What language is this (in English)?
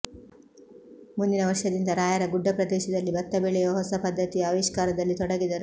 Kannada